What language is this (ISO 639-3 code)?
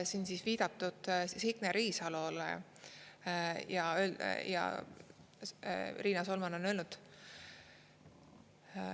est